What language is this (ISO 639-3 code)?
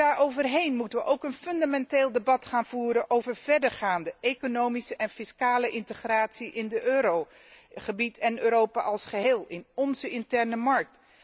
nld